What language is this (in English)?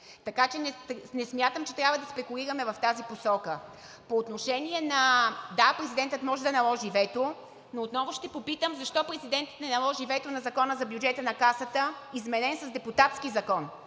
Bulgarian